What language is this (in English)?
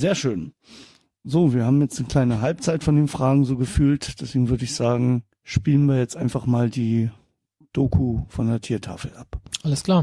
German